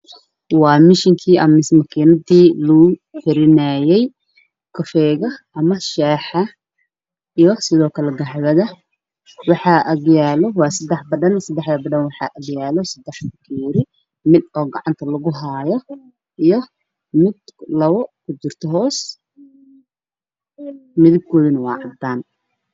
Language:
Somali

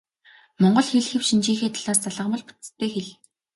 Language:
Mongolian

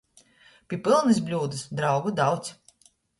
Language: Latgalian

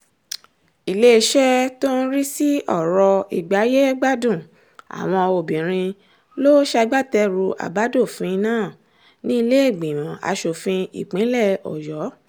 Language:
Yoruba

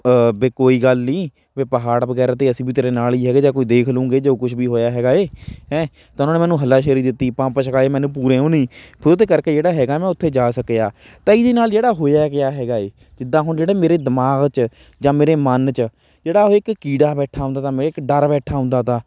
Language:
Punjabi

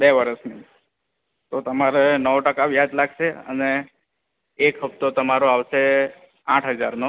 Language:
Gujarati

